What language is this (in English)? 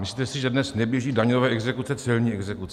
Czech